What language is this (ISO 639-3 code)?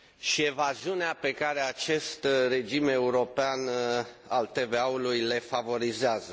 ron